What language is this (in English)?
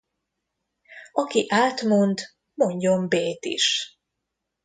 Hungarian